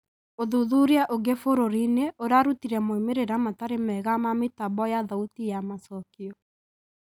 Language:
Kikuyu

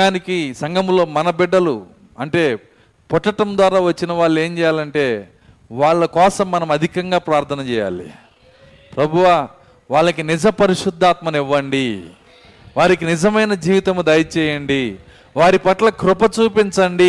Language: Telugu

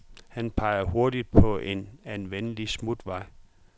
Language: Danish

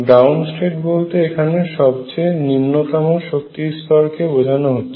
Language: Bangla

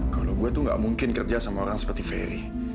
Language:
Indonesian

